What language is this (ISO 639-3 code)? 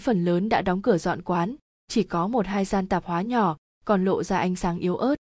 vie